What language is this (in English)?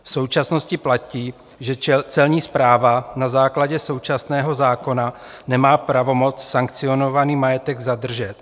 Czech